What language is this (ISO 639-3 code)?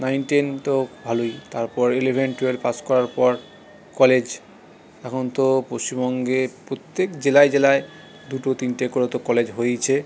ben